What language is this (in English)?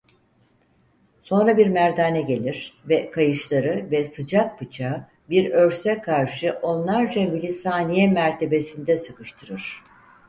Turkish